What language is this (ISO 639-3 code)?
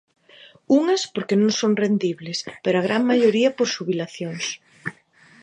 glg